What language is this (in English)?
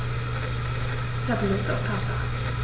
German